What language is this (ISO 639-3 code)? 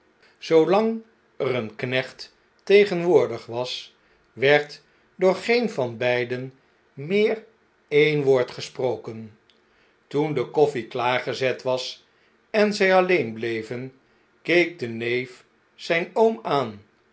nld